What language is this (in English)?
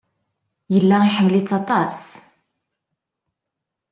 Kabyle